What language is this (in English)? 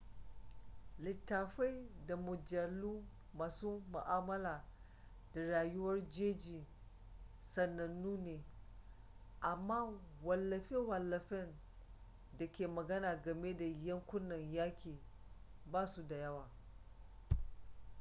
Hausa